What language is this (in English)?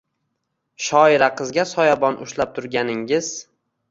Uzbek